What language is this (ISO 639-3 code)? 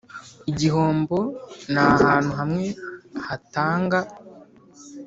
kin